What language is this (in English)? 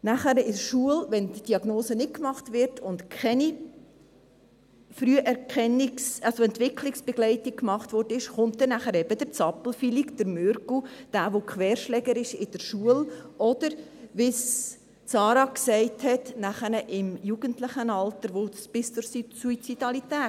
Swiss German